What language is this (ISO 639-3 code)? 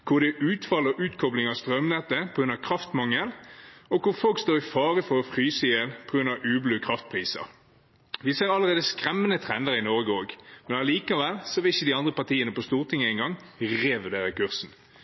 nob